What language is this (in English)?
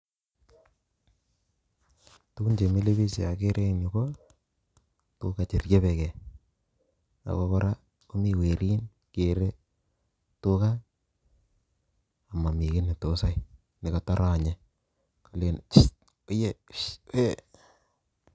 Kalenjin